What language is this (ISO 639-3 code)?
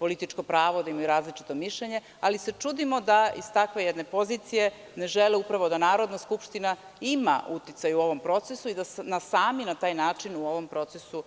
srp